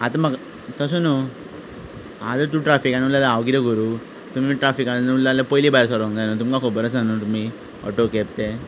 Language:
Konkani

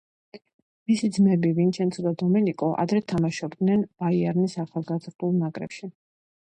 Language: Georgian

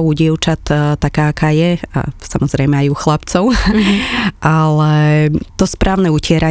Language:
Slovak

